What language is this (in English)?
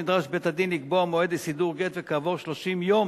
Hebrew